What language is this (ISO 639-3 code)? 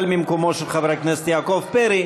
heb